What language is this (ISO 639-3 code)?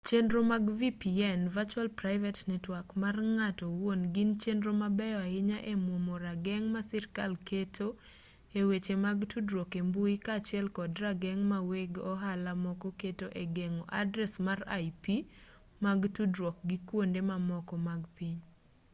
luo